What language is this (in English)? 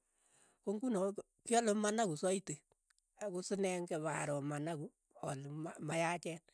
Keiyo